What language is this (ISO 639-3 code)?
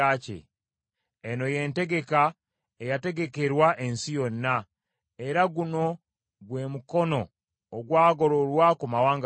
lug